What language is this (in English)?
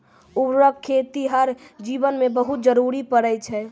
Maithili